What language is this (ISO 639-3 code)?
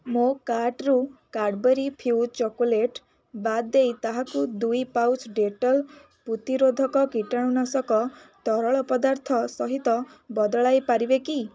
ori